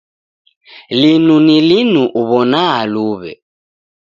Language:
Taita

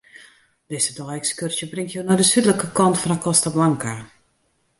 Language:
Western Frisian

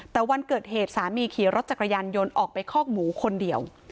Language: Thai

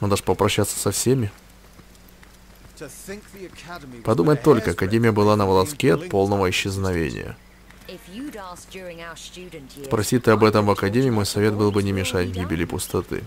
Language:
Russian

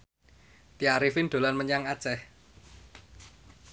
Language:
Javanese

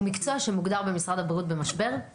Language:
Hebrew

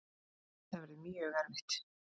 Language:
Icelandic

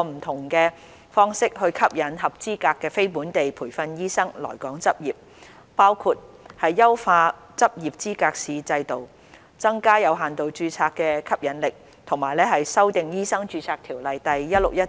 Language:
Cantonese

